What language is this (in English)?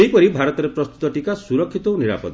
Odia